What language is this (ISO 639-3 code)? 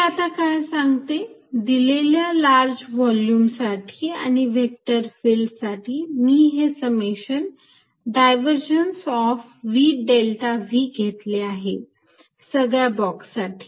mar